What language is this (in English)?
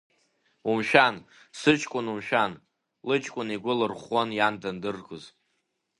Abkhazian